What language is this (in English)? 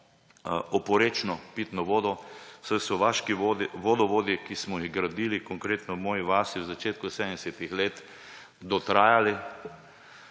Slovenian